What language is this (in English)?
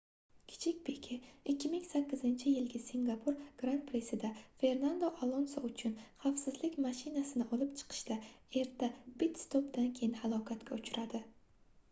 Uzbek